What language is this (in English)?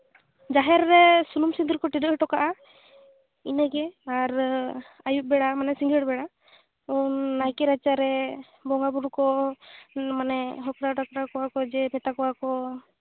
Santali